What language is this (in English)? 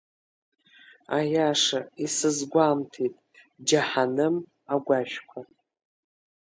Abkhazian